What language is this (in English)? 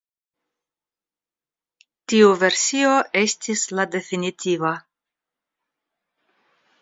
Esperanto